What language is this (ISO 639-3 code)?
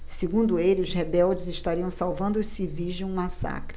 por